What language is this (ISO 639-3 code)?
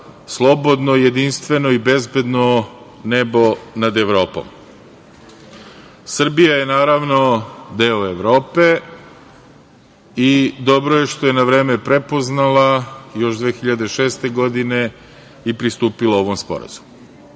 srp